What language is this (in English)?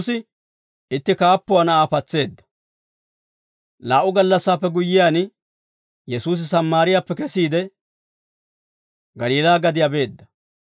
Dawro